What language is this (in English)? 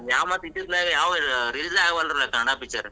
Kannada